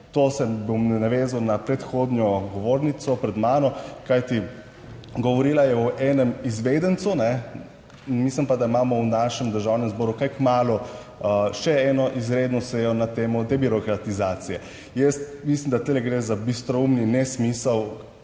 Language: Slovenian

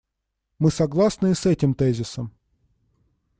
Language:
Russian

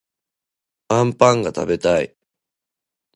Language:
Japanese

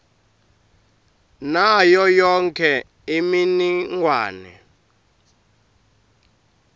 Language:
Swati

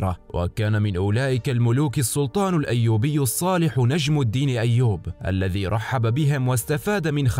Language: Arabic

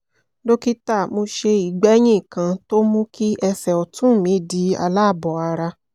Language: Yoruba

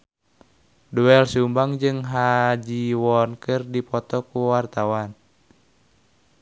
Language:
Sundanese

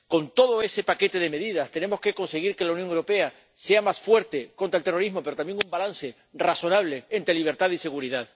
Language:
Spanish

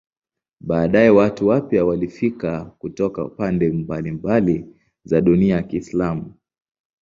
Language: Swahili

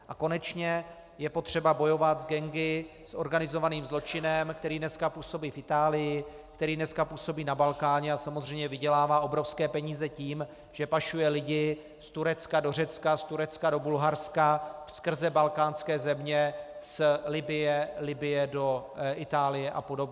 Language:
Czech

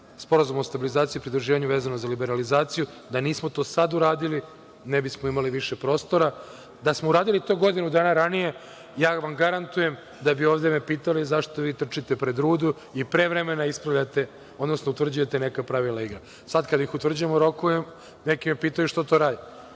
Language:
Serbian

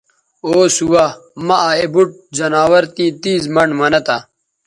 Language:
Bateri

